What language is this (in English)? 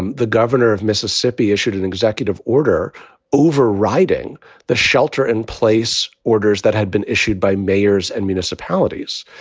English